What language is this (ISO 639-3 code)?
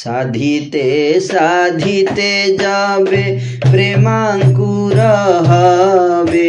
hin